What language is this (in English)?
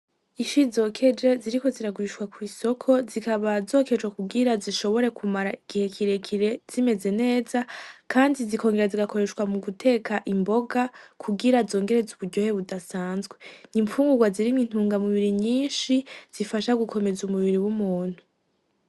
Rundi